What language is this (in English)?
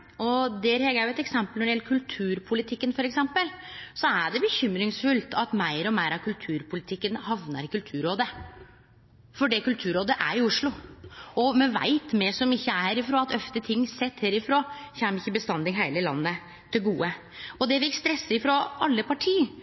Norwegian Nynorsk